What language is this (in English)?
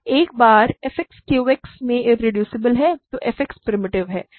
Hindi